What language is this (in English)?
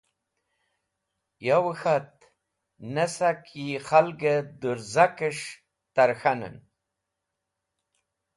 Wakhi